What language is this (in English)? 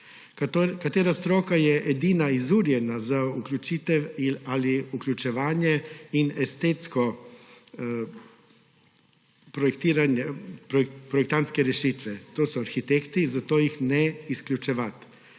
Slovenian